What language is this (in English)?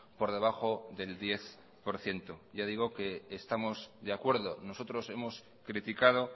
Spanish